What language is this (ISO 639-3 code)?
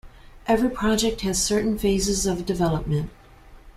eng